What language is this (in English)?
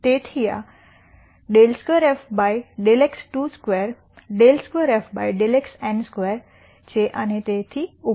Gujarati